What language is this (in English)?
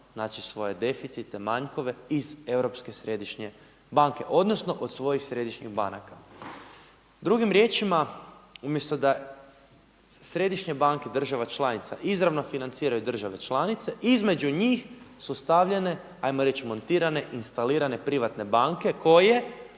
Croatian